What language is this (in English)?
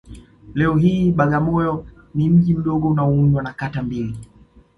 Swahili